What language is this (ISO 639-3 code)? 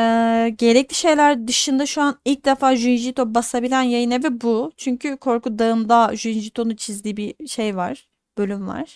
tur